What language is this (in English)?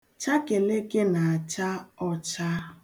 Igbo